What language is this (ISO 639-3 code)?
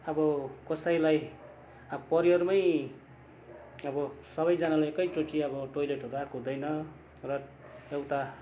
nep